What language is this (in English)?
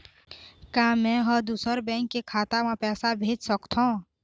Chhattisgarhi